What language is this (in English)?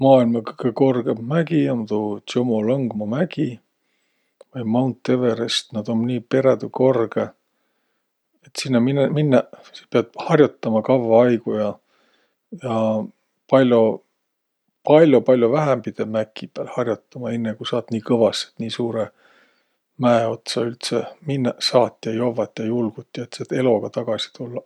Võro